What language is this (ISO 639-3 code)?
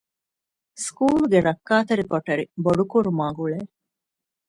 div